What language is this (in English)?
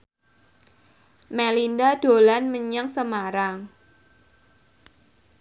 Javanese